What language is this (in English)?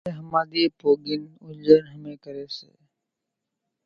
Kachi Koli